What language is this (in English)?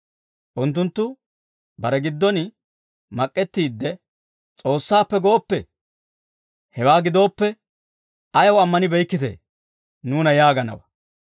Dawro